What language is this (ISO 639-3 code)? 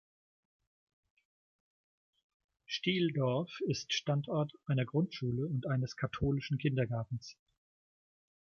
deu